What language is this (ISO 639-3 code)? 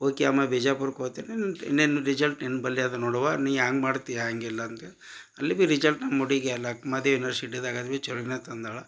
kan